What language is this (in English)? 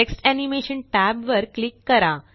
Marathi